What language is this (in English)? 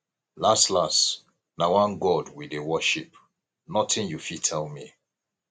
Nigerian Pidgin